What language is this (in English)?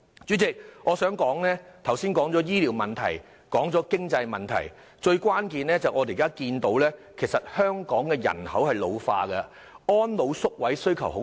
Cantonese